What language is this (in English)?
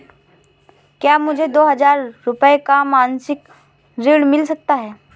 Hindi